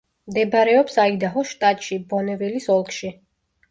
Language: Georgian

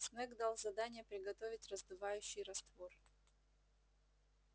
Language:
Russian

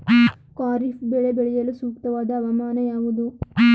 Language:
Kannada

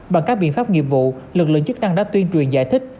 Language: Vietnamese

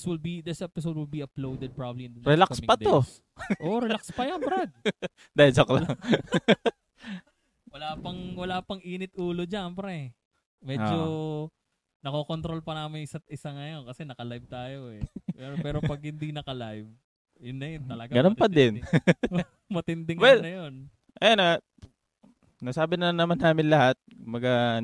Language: Filipino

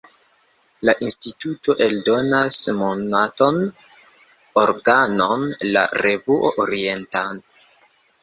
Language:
Esperanto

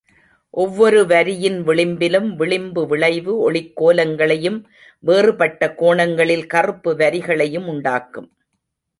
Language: Tamil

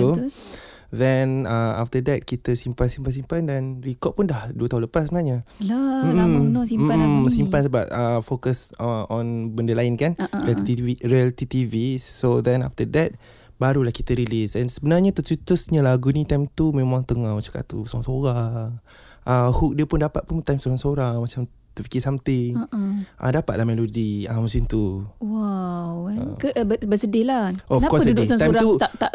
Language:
Malay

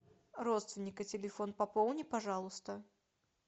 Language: Russian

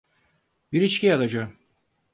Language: Turkish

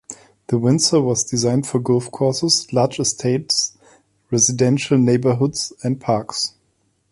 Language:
English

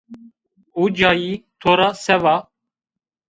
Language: Zaza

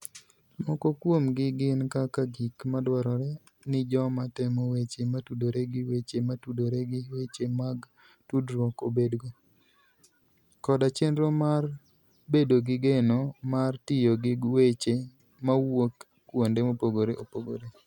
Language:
Luo (Kenya and Tanzania)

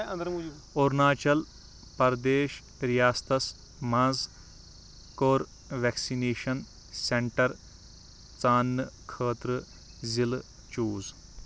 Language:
Kashmiri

